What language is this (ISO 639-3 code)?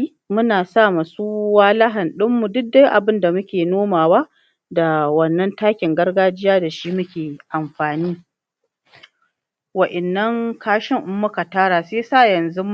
hau